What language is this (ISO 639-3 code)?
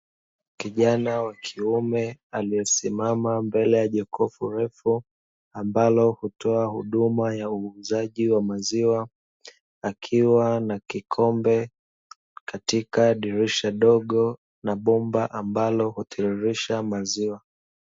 swa